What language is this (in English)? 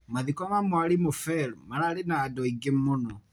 Kikuyu